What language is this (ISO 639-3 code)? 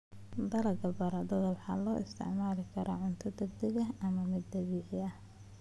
som